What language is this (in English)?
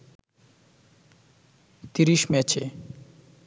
Bangla